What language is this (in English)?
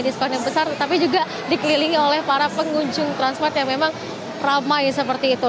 Indonesian